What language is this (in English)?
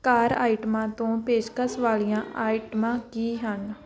Punjabi